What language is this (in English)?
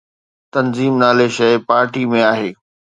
Sindhi